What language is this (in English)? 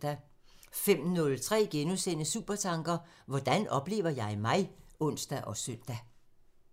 Danish